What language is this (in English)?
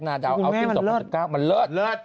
Thai